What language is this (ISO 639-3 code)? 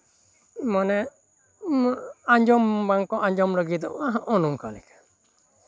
sat